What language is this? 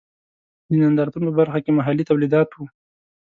Pashto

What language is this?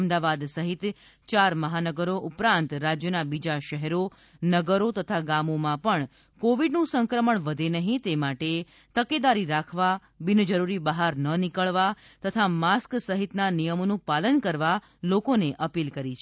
Gujarati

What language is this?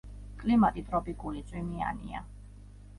Georgian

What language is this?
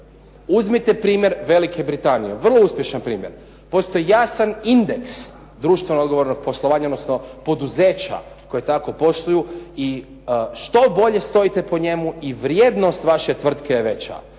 Croatian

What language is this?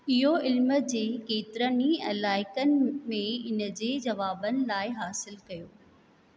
Sindhi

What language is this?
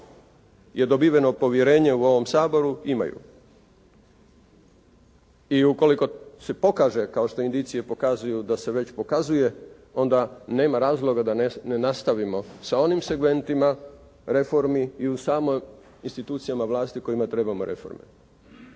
Croatian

